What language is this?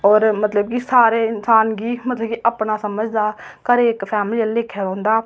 Dogri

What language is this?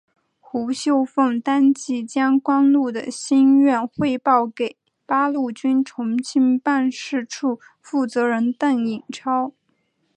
Chinese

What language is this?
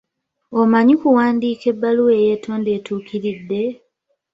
Ganda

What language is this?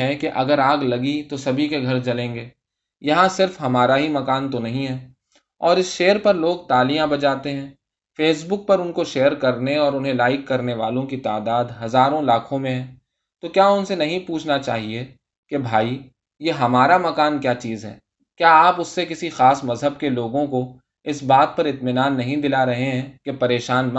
Urdu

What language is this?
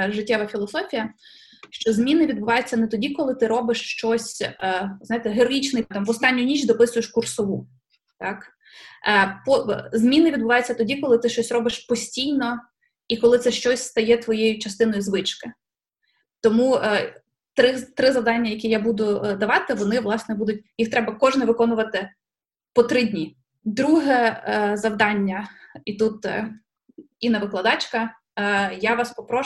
Ukrainian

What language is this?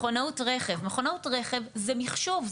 Hebrew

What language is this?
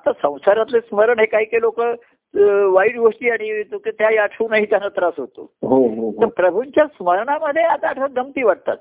Marathi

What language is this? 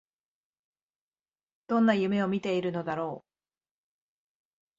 Japanese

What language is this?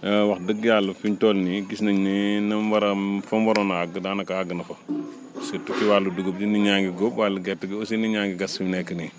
Wolof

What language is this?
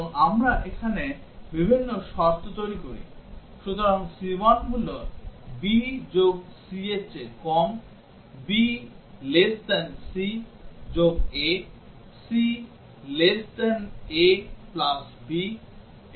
Bangla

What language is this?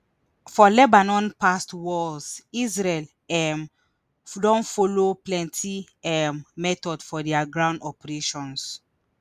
Nigerian Pidgin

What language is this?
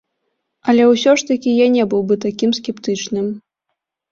Belarusian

